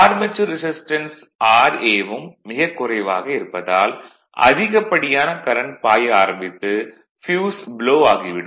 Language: Tamil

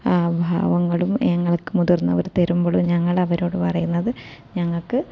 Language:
Malayalam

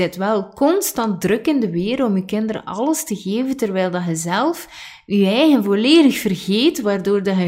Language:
Dutch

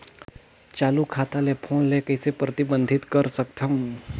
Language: Chhattisgarhi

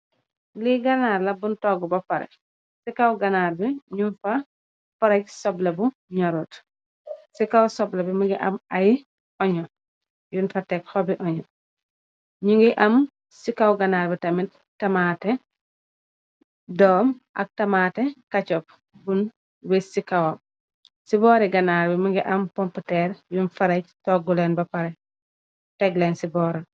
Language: Wolof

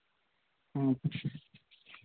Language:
Santali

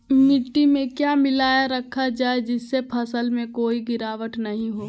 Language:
Magahi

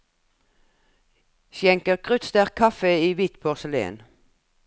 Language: Norwegian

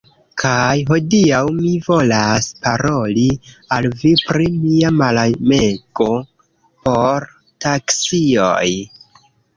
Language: Esperanto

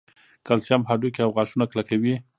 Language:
Pashto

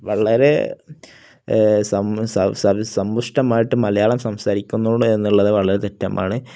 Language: Malayalam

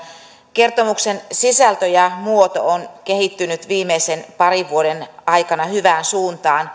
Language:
Finnish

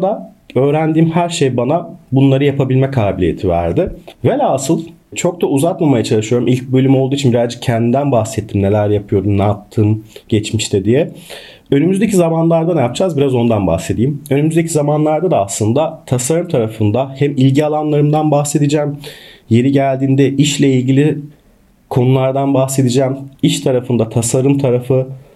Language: Turkish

